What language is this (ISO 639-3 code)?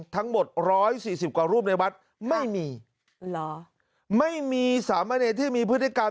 tha